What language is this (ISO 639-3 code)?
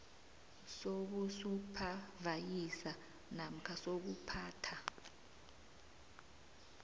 nbl